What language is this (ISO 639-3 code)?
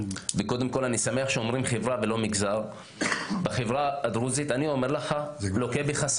heb